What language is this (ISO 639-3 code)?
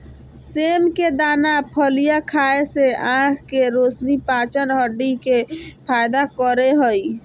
mag